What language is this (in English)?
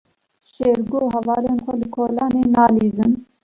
Kurdish